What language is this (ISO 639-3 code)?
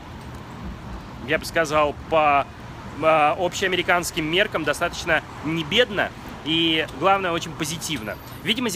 rus